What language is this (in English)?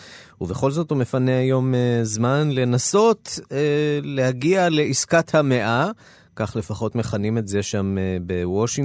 Hebrew